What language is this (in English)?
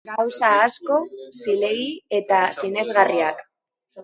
Basque